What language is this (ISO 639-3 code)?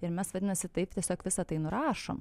lit